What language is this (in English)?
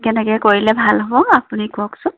Assamese